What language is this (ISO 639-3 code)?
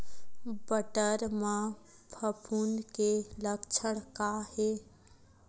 hne